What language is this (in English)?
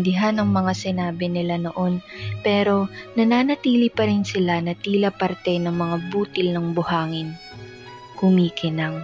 Filipino